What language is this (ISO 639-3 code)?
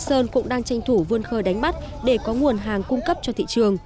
vie